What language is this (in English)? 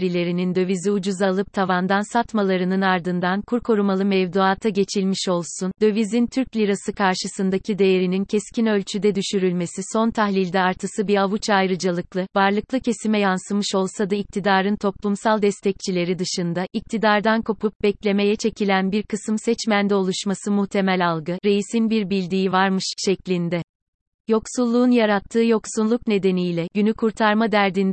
Turkish